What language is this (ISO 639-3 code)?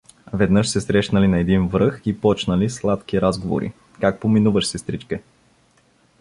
bul